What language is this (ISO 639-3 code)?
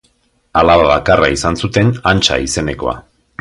eus